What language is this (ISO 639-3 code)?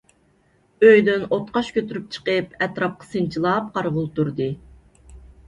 uig